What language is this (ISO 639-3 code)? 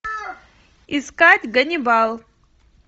rus